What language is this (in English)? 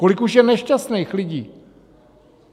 Czech